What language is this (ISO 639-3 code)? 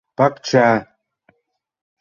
chm